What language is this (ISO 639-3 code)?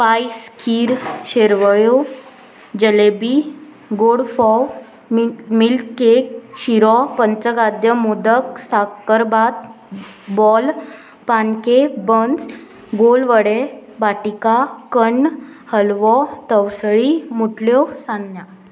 kok